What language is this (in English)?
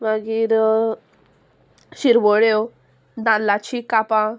Konkani